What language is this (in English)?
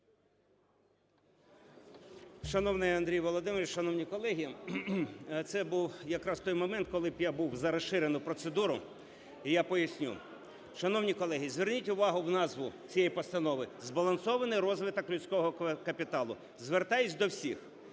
Ukrainian